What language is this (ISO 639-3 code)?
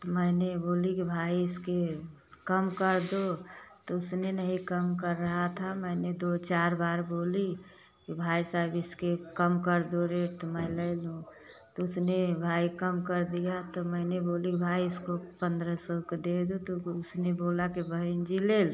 hin